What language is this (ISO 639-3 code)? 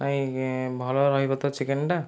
ori